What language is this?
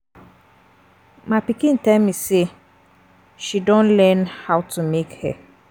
Nigerian Pidgin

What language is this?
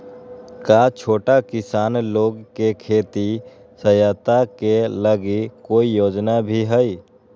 Magahi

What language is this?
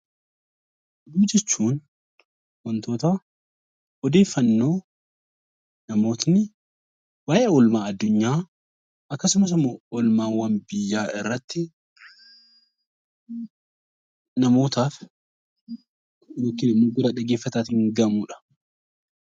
Oromo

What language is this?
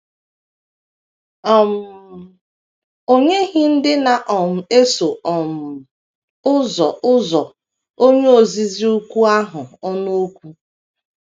Igbo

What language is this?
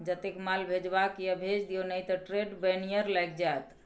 Maithili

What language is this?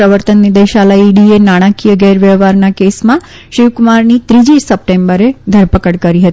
Gujarati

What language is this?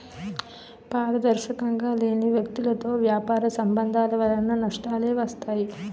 Telugu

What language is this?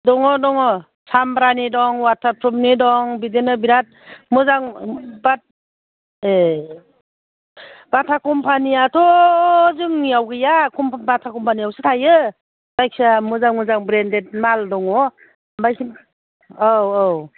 Bodo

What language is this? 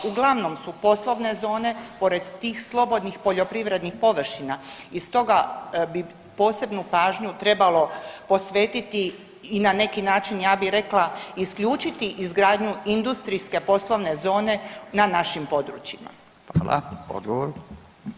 Croatian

